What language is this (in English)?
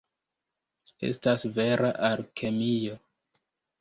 Esperanto